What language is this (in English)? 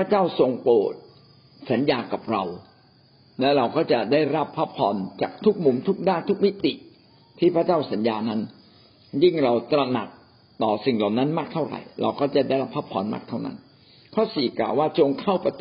Thai